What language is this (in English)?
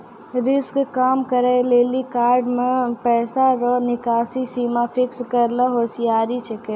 Maithili